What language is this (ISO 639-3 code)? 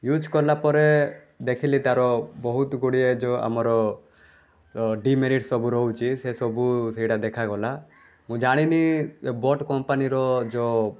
ori